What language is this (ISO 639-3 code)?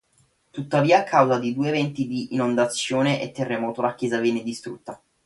ita